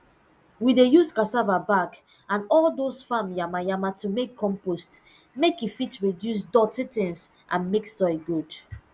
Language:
Nigerian Pidgin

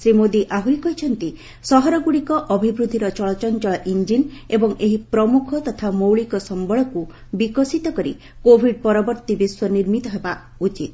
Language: Odia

